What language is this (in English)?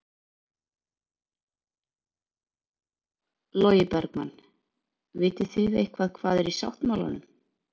Icelandic